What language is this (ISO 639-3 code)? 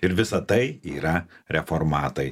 lit